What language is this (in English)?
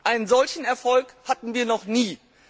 German